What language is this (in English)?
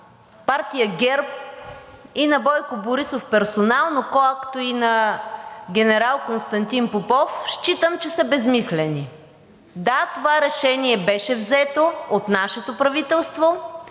Bulgarian